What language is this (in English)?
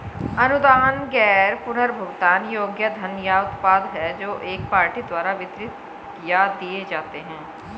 Hindi